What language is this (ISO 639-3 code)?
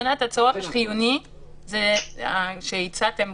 heb